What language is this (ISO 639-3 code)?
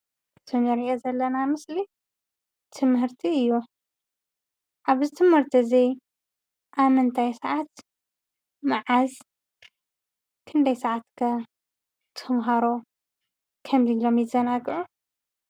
tir